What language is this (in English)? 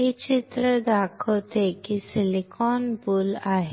Marathi